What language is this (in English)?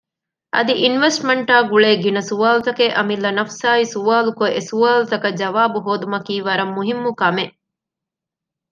Divehi